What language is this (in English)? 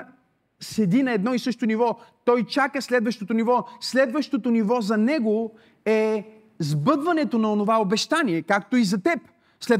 Bulgarian